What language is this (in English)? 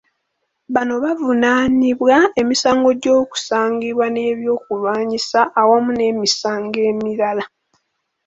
Ganda